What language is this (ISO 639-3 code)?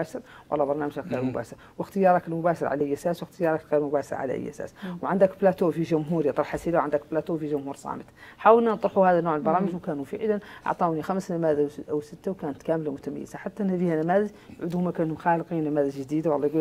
ara